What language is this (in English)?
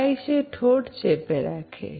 Bangla